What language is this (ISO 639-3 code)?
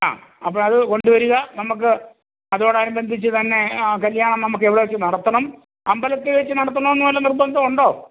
mal